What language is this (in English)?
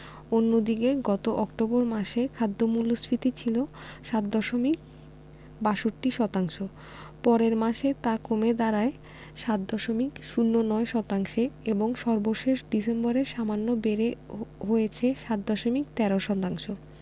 Bangla